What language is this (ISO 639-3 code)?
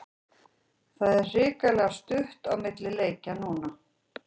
isl